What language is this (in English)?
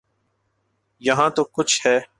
Urdu